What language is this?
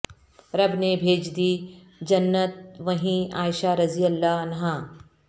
Urdu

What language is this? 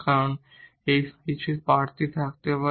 Bangla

